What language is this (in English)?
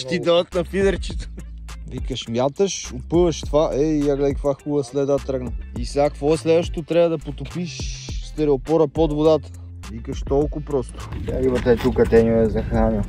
Bulgarian